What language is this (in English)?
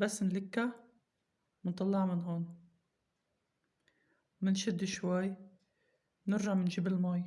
Arabic